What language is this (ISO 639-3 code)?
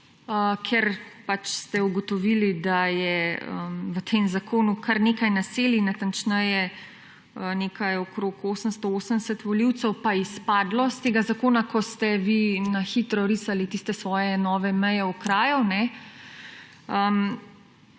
slv